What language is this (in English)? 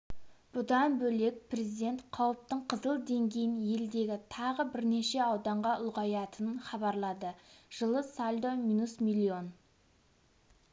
Kazakh